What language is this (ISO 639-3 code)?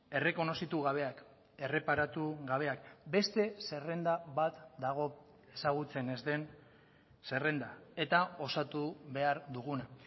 eus